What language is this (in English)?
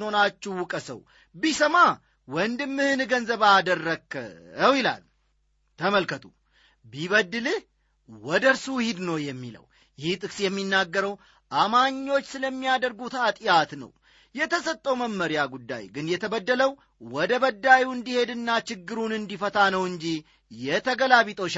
Amharic